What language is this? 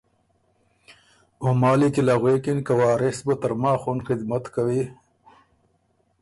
Ormuri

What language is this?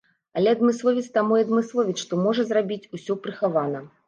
Belarusian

